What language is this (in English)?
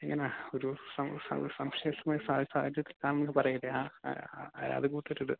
Malayalam